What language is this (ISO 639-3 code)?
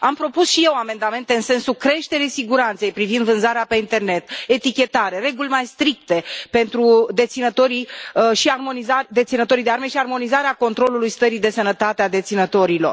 ron